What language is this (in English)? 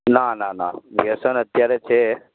Gujarati